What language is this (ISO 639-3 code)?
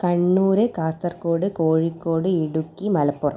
mal